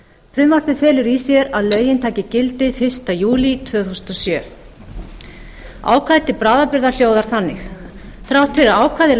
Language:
Icelandic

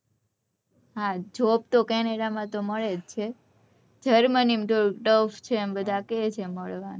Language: Gujarati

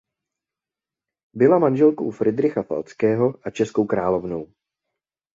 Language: Czech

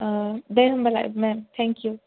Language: Bodo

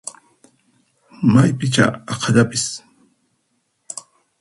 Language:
Puno Quechua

